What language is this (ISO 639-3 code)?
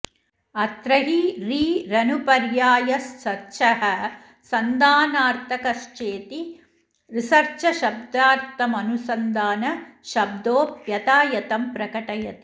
san